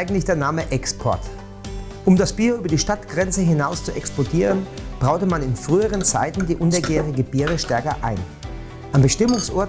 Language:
German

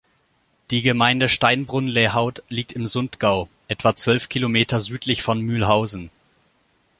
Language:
German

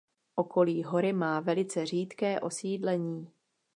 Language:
Czech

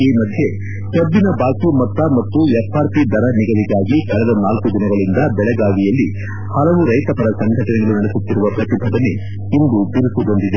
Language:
Kannada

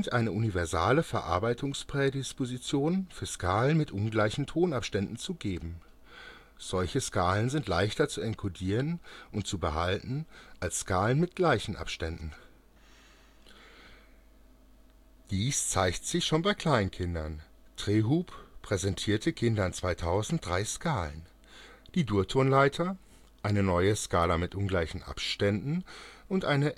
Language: German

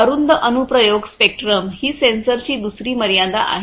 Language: Marathi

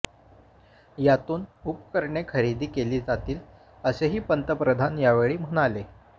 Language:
Marathi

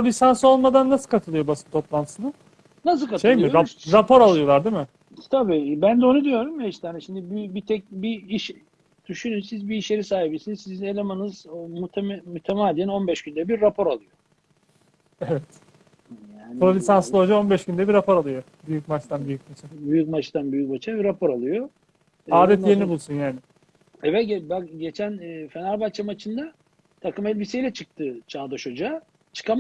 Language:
Turkish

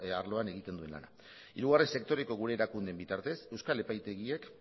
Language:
Basque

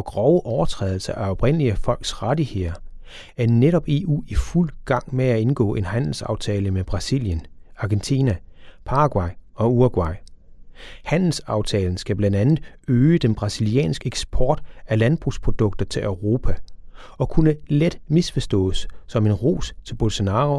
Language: Danish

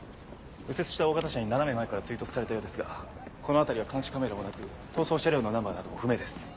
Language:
Japanese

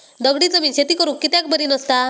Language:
Marathi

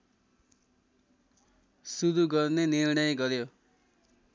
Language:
Nepali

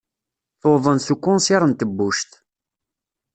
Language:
Kabyle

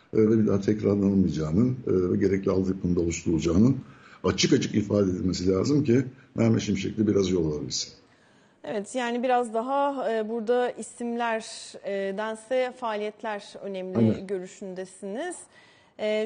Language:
Turkish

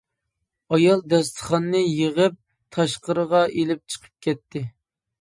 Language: Uyghur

